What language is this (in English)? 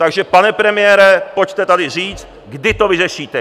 Czech